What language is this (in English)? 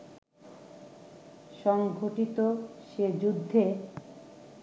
Bangla